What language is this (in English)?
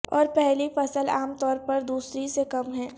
Urdu